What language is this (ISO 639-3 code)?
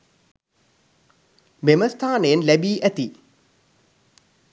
sin